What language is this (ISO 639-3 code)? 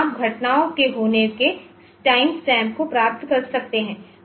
hin